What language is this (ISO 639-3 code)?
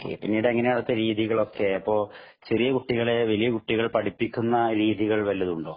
mal